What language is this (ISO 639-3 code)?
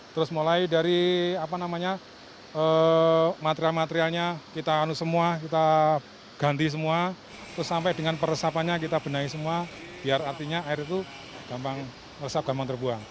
ind